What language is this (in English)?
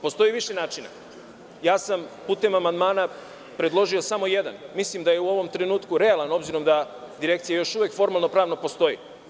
Serbian